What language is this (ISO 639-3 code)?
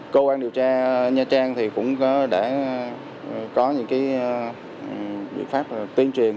vie